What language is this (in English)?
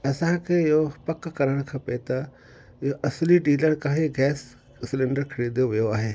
Sindhi